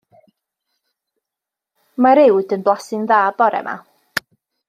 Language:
Welsh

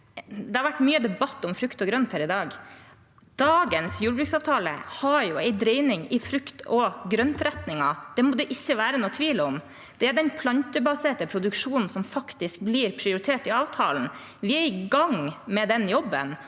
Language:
Norwegian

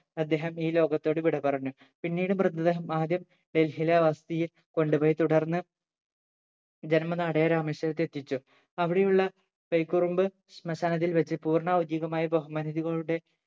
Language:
Malayalam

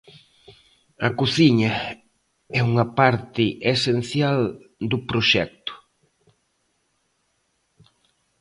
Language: Galician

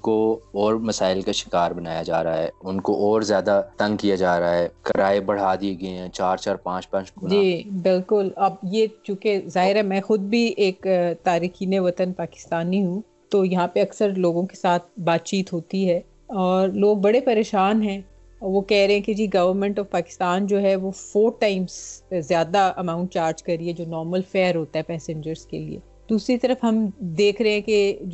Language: Urdu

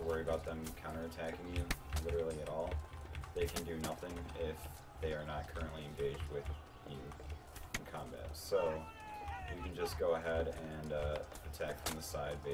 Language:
English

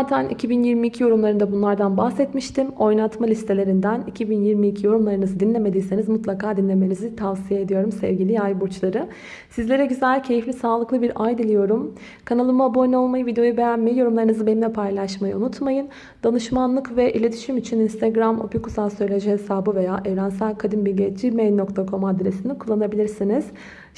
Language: Turkish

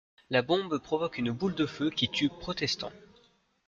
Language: French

